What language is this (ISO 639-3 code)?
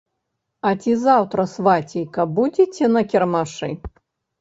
bel